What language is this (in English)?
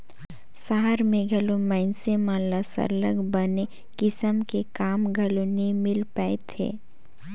Chhattisgarhi